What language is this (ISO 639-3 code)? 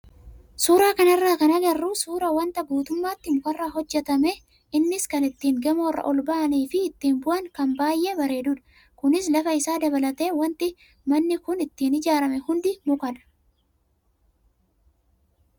orm